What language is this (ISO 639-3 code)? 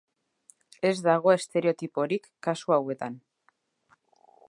eus